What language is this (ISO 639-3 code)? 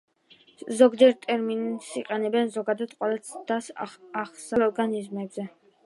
kat